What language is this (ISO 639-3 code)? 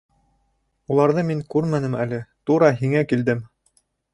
bak